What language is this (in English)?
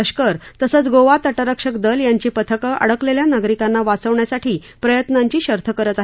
Marathi